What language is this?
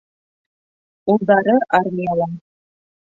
Bashkir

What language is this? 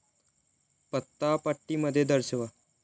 Marathi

